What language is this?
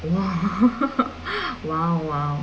English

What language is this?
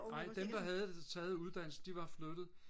Danish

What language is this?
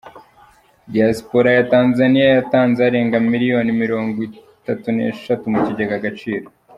Kinyarwanda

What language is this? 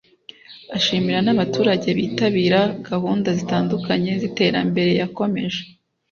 Kinyarwanda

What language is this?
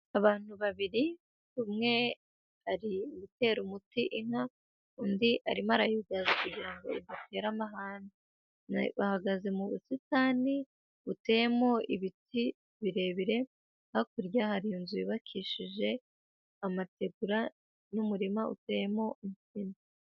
Kinyarwanda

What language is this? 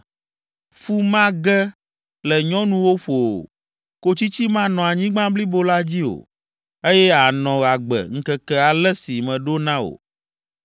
Ewe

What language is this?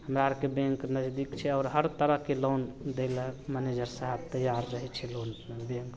Maithili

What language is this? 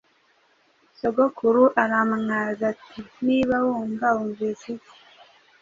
Kinyarwanda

